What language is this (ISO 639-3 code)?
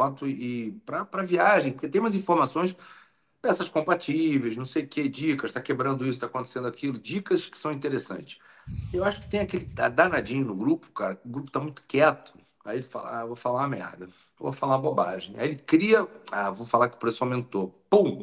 por